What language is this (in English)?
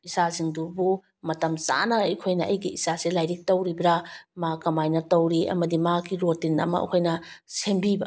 Manipuri